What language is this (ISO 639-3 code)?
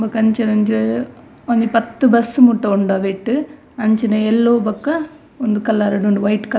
tcy